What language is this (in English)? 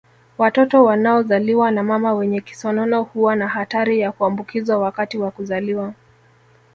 Swahili